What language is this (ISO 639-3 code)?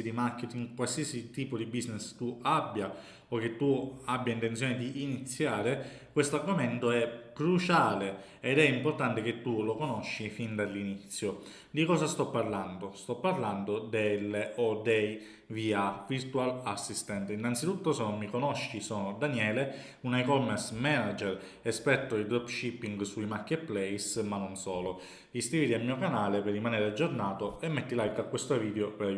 ita